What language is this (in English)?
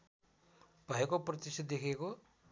Nepali